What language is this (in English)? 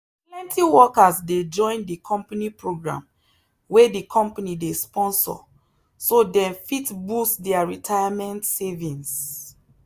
Nigerian Pidgin